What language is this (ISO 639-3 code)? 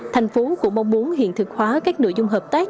vie